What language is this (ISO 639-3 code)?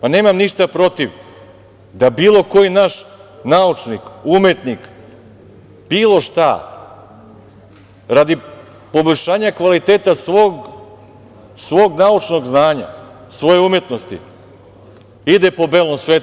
srp